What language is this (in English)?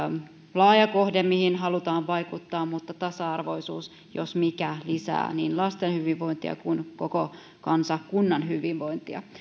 Finnish